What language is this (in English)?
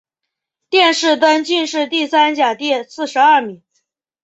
Chinese